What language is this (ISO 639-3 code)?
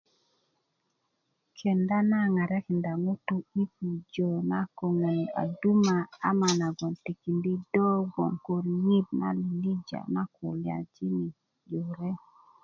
ukv